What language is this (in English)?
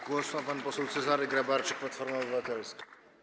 Polish